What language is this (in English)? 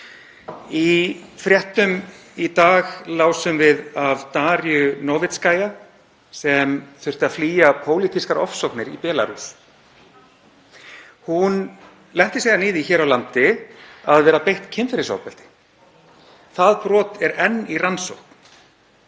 Icelandic